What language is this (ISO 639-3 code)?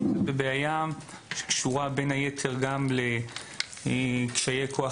heb